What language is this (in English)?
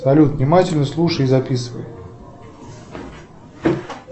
Russian